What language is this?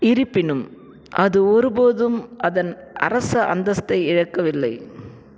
Tamil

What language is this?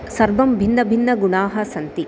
Sanskrit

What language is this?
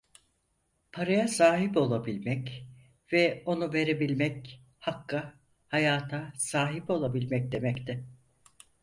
Turkish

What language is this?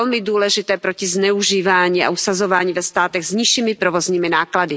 Czech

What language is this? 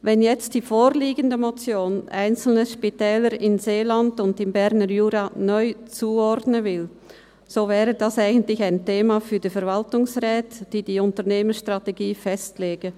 Swiss German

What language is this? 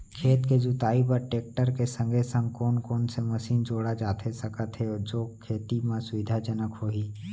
Chhattisgarhi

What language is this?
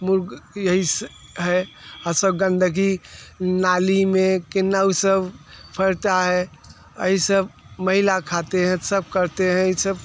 Hindi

